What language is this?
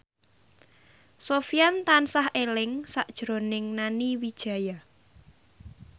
Javanese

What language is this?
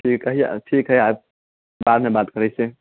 Maithili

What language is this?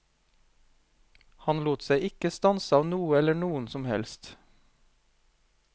Norwegian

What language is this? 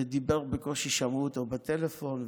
Hebrew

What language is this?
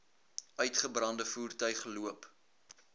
Afrikaans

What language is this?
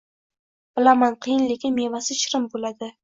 Uzbek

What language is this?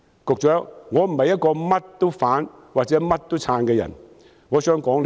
Cantonese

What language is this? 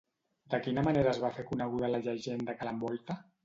Catalan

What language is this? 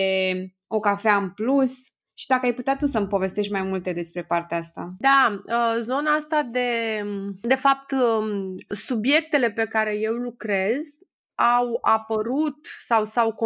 Romanian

